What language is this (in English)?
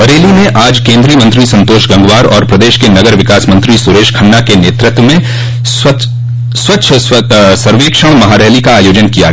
Hindi